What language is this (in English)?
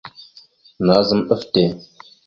Mada (Cameroon)